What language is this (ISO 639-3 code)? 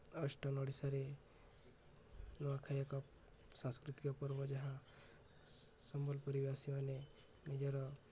ori